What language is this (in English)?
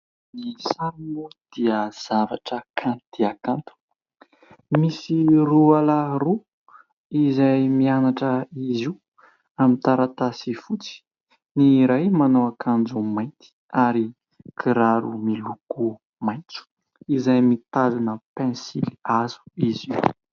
Malagasy